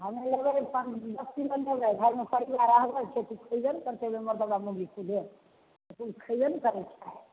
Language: Maithili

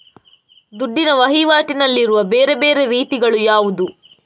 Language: Kannada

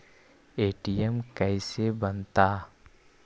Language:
Magahi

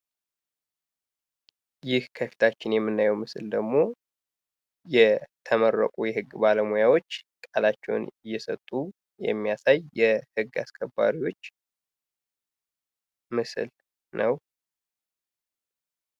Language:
Amharic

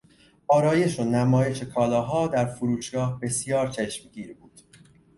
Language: Persian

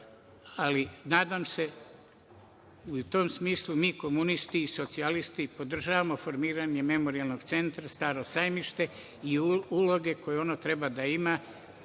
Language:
Serbian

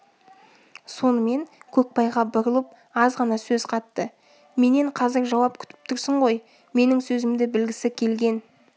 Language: Kazakh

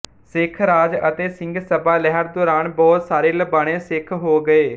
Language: Punjabi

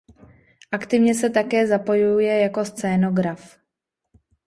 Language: Czech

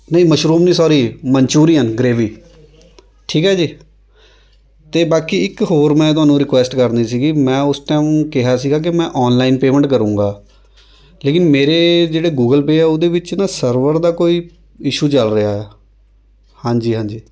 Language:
Punjabi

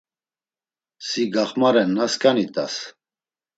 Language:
Laz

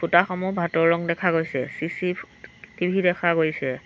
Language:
Assamese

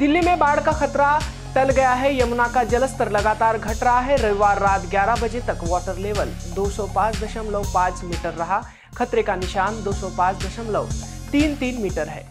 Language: Hindi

